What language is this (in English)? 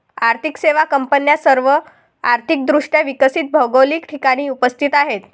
Marathi